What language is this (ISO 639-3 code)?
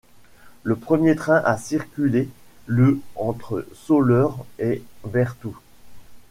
fra